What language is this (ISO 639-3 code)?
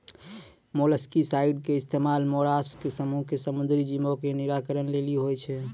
mai